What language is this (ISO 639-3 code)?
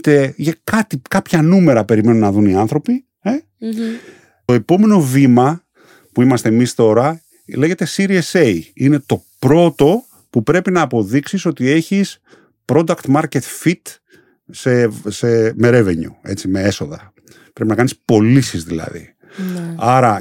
ell